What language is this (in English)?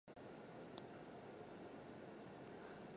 Chinese